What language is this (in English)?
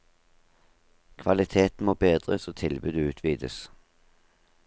Norwegian